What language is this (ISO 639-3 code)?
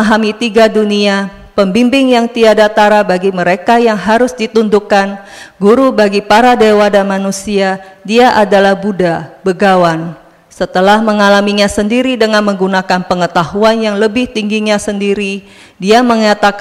ind